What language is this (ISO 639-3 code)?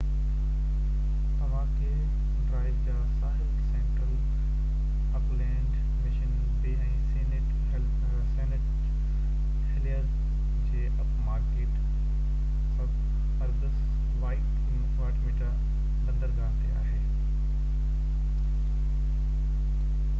snd